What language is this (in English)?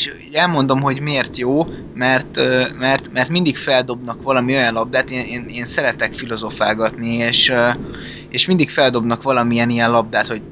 Hungarian